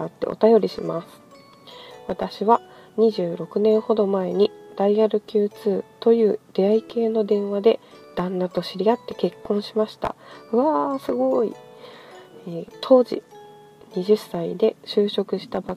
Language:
Japanese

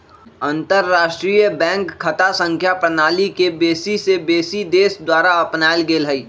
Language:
Magahi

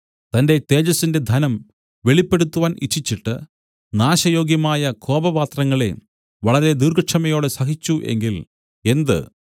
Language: Malayalam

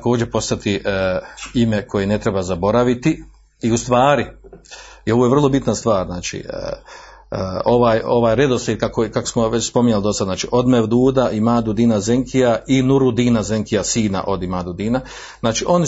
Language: Croatian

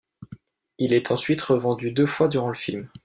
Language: French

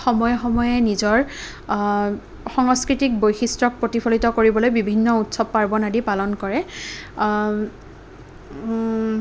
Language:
Assamese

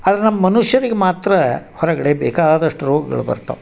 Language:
Kannada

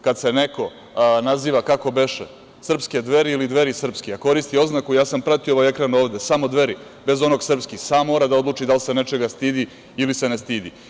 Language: Serbian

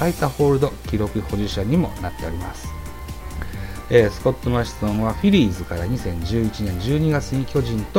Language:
Japanese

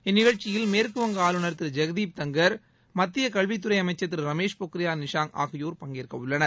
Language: Tamil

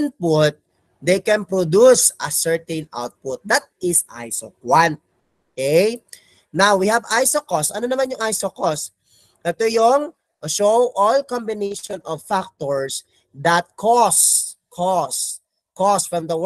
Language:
Filipino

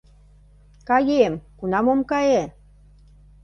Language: Mari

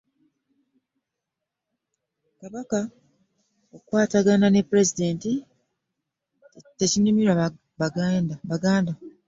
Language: Ganda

